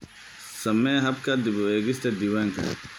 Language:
Somali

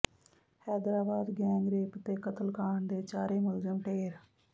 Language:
Punjabi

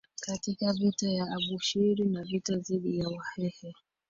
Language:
Swahili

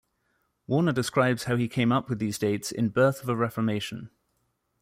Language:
English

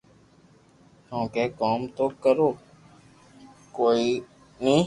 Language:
Loarki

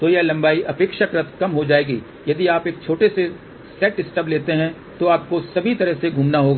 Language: Hindi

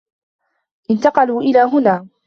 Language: Arabic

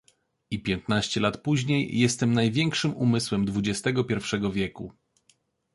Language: Polish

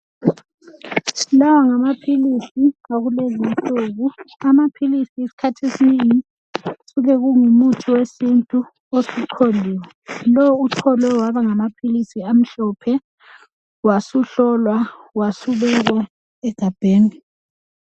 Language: North Ndebele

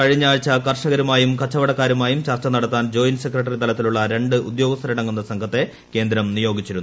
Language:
Malayalam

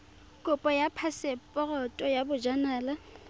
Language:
Tswana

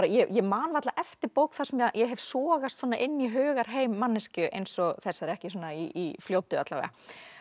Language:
Icelandic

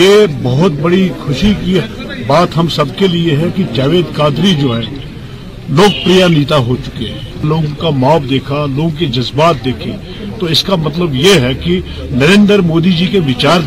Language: Urdu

